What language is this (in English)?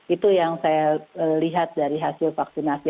Indonesian